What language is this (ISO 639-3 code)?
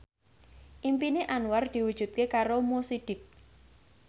jav